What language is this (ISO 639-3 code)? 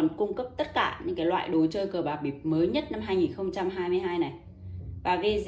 vie